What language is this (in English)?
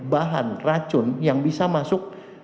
Indonesian